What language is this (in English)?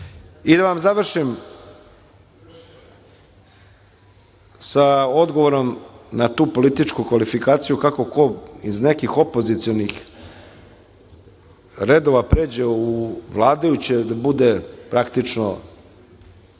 Serbian